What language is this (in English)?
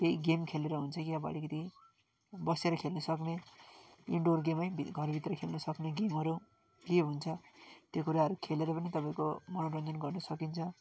Nepali